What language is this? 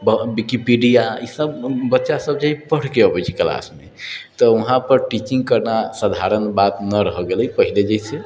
Maithili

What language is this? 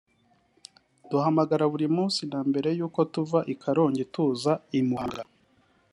Kinyarwanda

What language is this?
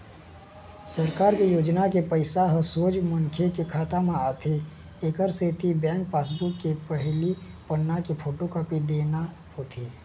Chhattisgarhi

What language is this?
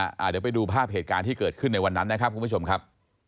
Thai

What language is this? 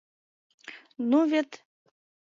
Mari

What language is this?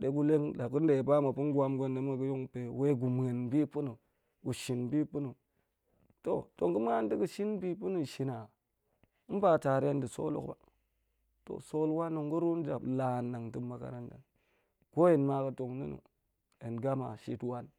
Goemai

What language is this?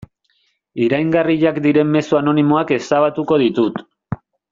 Basque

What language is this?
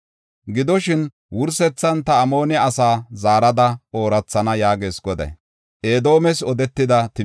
Gofa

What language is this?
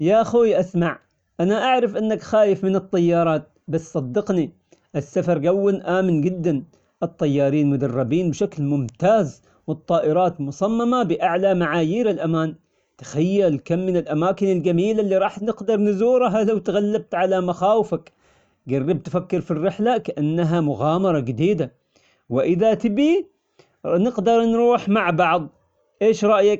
Omani Arabic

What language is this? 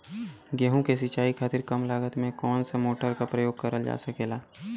Bhojpuri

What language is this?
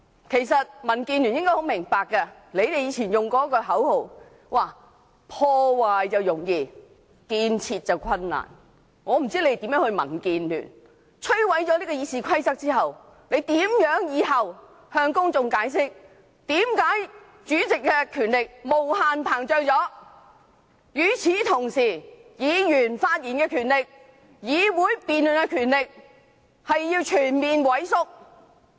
Cantonese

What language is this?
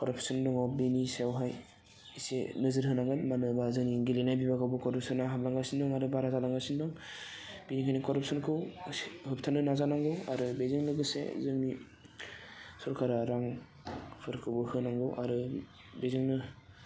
Bodo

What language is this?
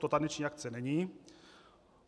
Czech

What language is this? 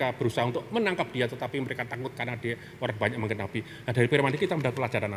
Indonesian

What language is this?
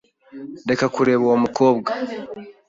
Kinyarwanda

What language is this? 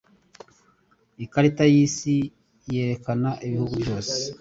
Kinyarwanda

